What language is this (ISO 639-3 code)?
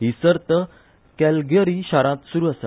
kok